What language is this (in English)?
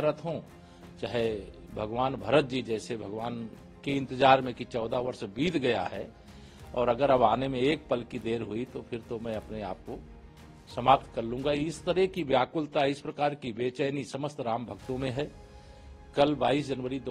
Hindi